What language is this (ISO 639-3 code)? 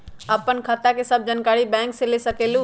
mag